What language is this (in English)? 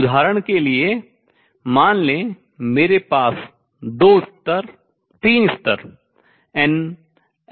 Hindi